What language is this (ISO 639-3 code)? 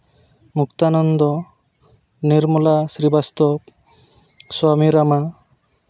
sat